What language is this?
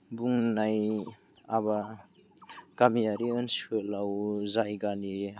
Bodo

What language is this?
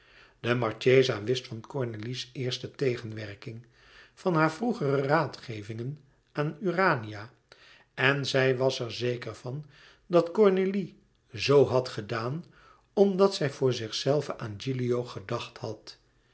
Dutch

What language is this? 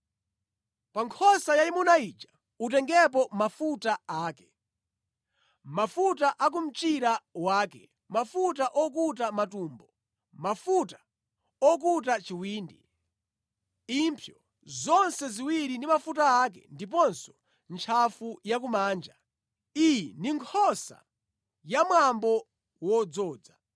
Nyanja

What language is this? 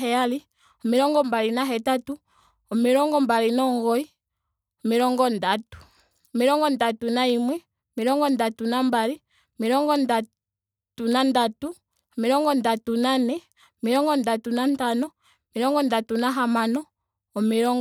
Ndonga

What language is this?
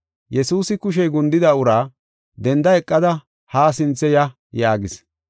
Gofa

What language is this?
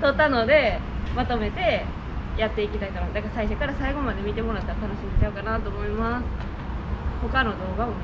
Japanese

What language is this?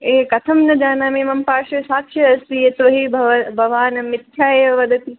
Sanskrit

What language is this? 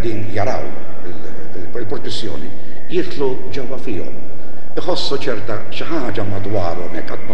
Arabic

